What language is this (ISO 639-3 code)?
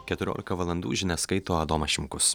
lit